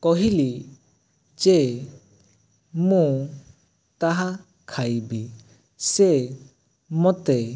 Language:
Odia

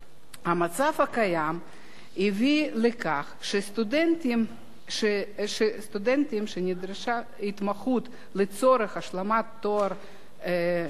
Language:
Hebrew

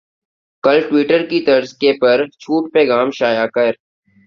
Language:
Urdu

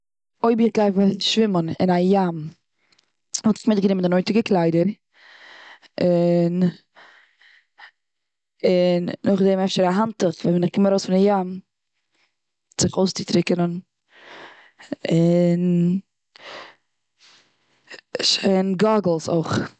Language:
Yiddish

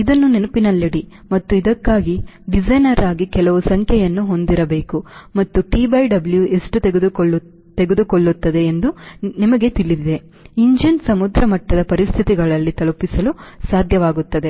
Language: Kannada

